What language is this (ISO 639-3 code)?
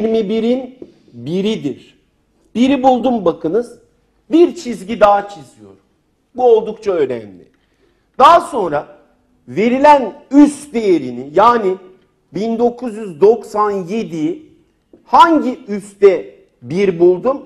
tur